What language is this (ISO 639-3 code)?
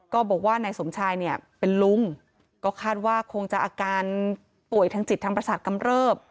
tha